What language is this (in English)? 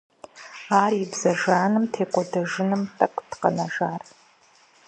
Kabardian